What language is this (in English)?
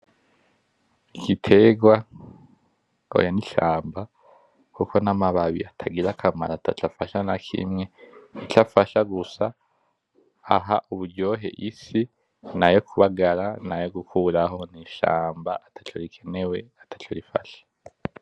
Rundi